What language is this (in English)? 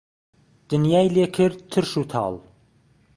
Central Kurdish